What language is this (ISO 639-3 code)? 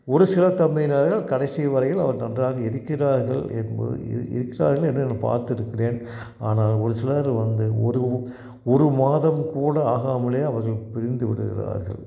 tam